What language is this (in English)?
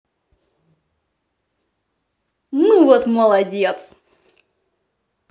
Russian